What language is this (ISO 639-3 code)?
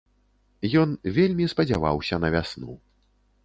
bel